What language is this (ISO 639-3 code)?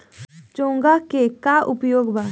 bho